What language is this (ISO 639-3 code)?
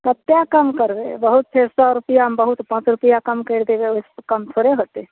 mai